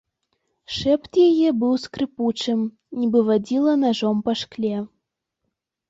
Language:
Belarusian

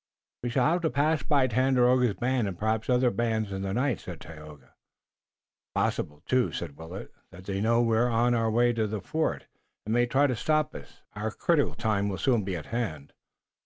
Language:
English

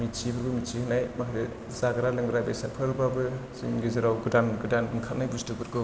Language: Bodo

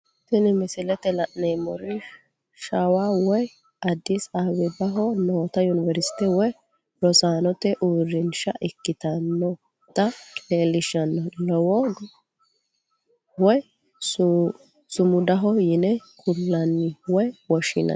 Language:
Sidamo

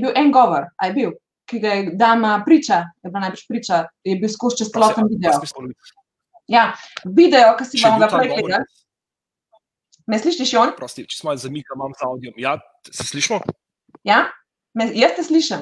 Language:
Romanian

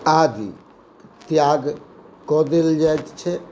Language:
Maithili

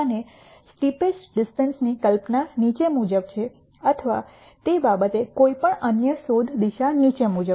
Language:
Gujarati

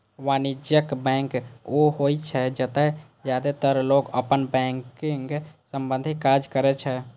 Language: Maithili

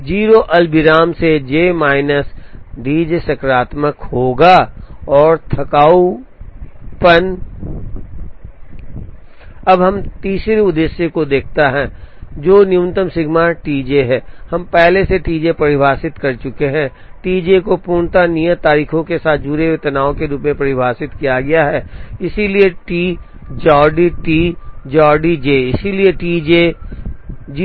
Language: Hindi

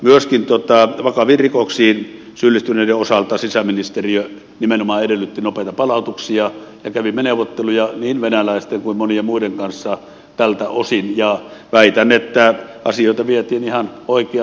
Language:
Finnish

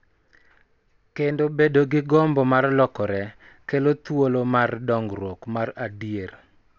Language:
Luo (Kenya and Tanzania)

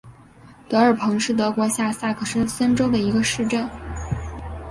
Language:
Chinese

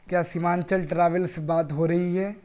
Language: Urdu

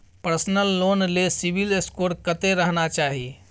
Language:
Maithili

